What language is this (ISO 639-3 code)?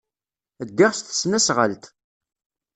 kab